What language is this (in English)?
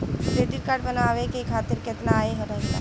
Bhojpuri